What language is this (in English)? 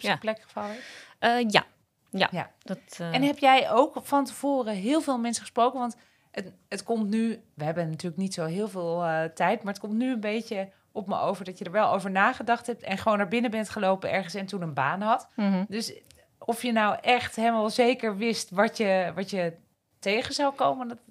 Dutch